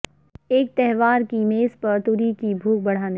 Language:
Urdu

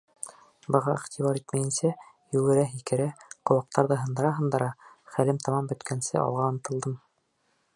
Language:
Bashkir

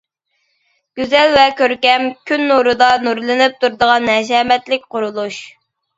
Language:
Uyghur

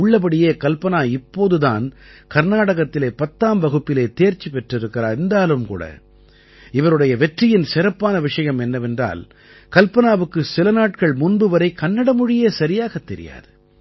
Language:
Tamil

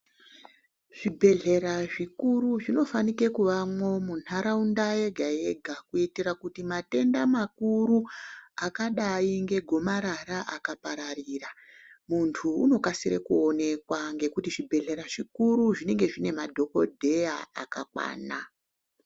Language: Ndau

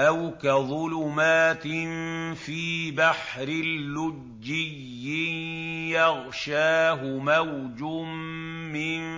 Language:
Arabic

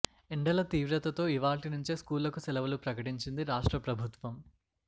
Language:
Telugu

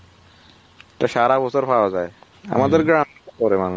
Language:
Bangla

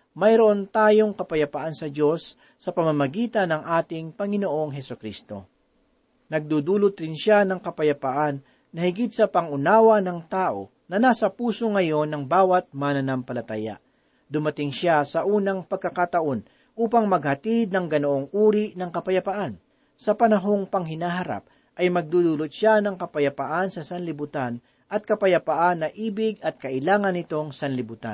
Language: Filipino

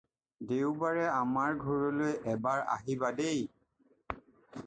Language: Assamese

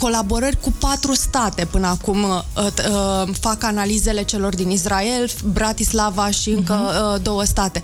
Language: Romanian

